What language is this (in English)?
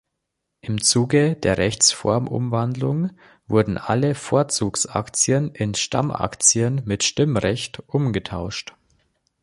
German